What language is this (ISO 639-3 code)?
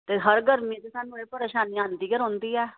doi